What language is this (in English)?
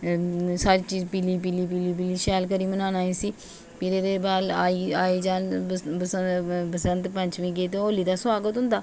Dogri